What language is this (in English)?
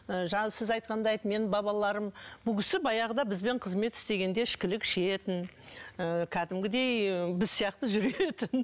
Kazakh